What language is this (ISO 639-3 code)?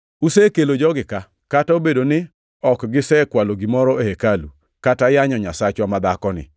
luo